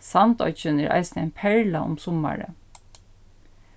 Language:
Faroese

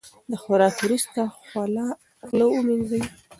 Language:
Pashto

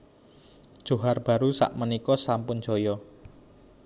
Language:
Javanese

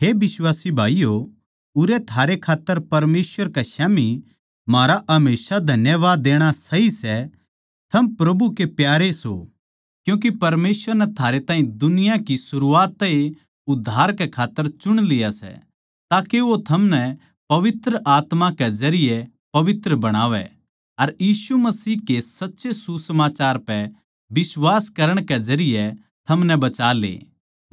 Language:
Haryanvi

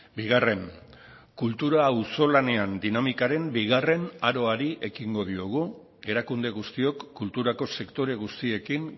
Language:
Basque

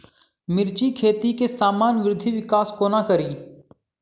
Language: Maithili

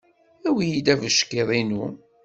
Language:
Kabyle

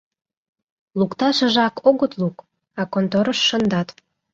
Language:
Mari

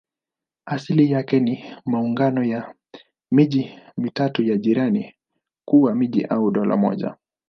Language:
Swahili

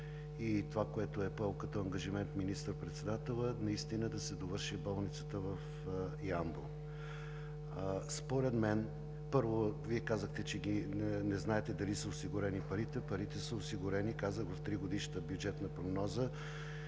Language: Bulgarian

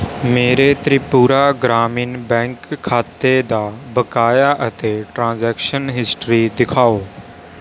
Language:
Punjabi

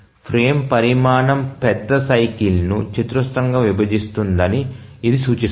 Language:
Telugu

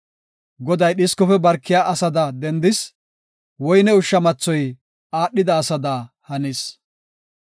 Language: Gofa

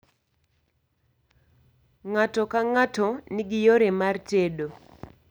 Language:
Luo (Kenya and Tanzania)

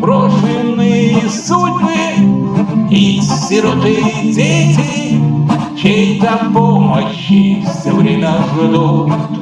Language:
Russian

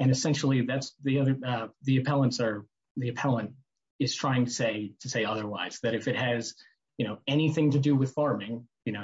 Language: English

